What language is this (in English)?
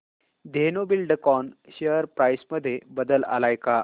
Marathi